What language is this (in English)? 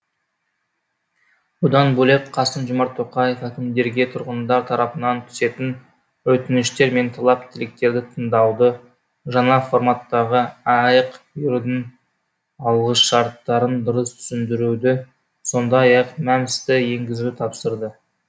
Kazakh